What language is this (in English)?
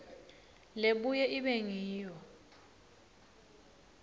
Swati